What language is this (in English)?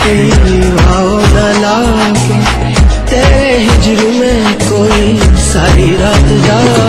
Portuguese